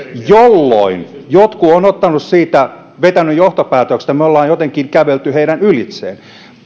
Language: Finnish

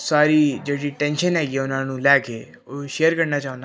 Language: Punjabi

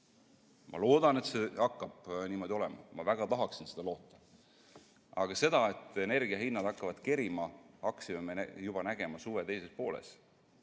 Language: Estonian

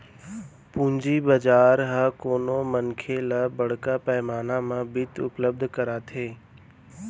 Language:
Chhattisgarhi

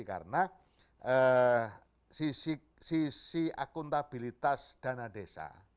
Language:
Indonesian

